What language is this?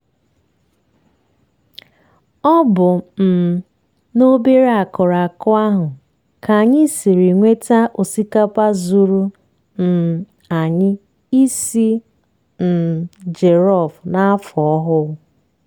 Igbo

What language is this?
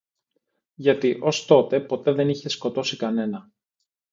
Greek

